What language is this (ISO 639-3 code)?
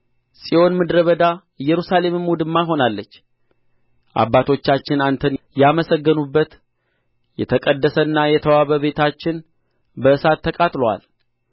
amh